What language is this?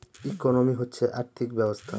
Bangla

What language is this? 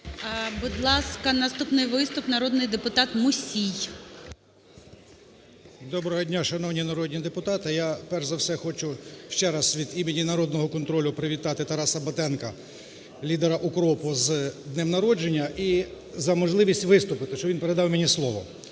Ukrainian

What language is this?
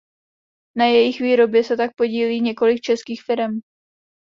Czech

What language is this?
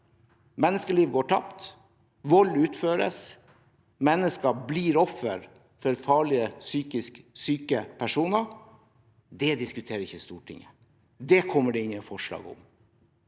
Norwegian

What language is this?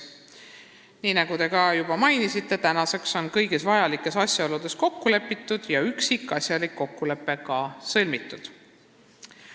Estonian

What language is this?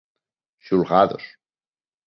Galician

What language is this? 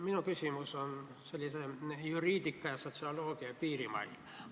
Estonian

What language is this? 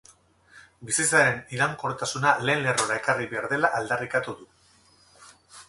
Basque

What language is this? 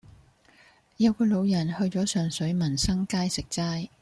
Cantonese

